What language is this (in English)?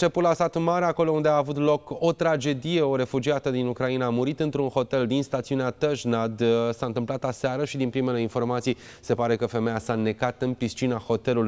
Romanian